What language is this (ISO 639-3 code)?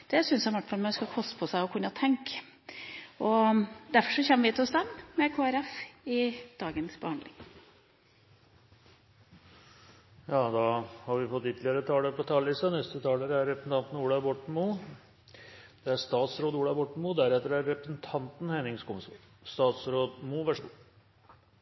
nor